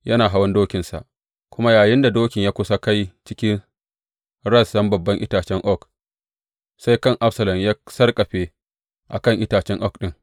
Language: Hausa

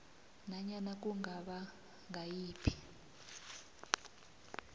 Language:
South Ndebele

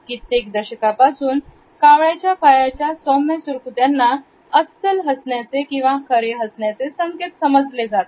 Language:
Marathi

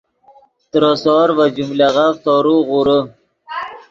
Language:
Yidgha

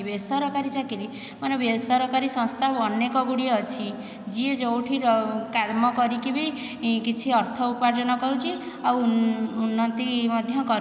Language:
Odia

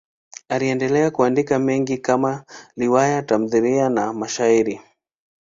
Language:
Swahili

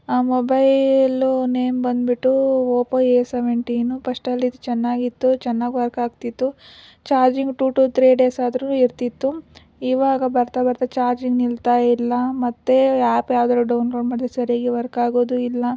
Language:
Kannada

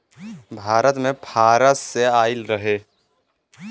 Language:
Bhojpuri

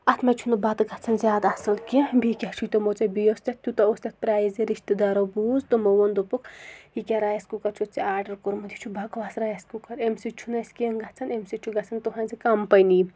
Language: Kashmiri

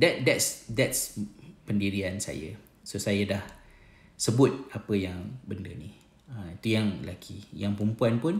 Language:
Malay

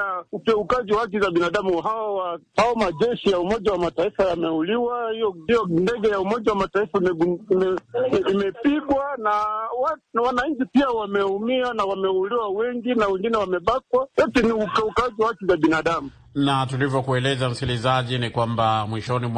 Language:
Swahili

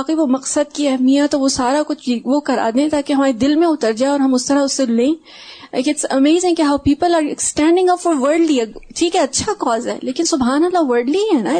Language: Urdu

